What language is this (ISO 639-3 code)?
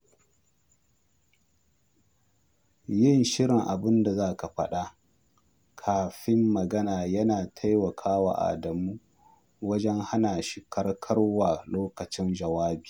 hau